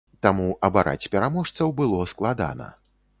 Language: Belarusian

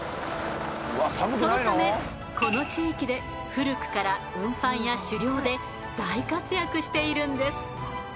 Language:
Japanese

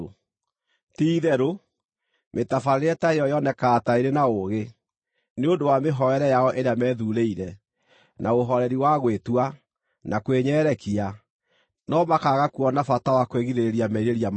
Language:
Kikuyu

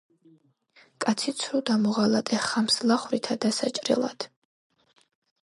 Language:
Georgian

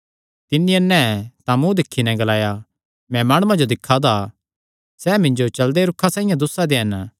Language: Kangri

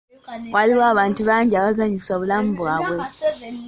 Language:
Ganda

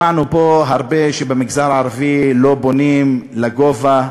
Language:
Hebrew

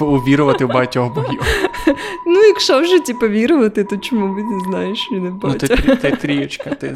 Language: Ukrainian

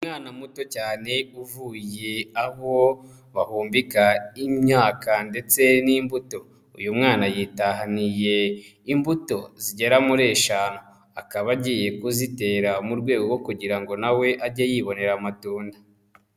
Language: Kinyarwanda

